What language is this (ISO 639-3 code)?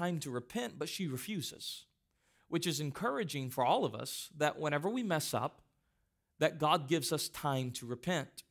eng